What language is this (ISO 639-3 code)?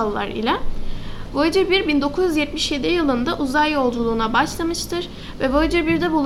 tur